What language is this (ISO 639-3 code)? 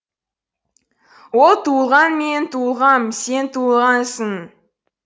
kaz